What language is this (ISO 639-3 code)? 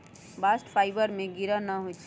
mag